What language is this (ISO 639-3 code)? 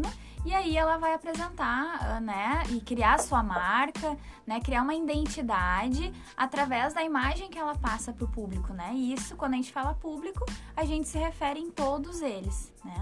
por